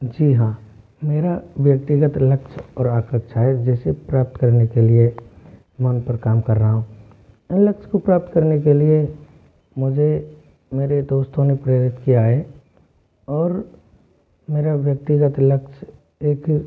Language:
Hindi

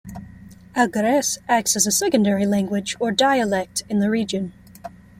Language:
English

